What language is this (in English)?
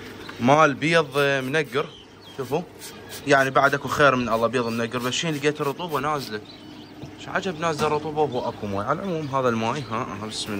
Arabic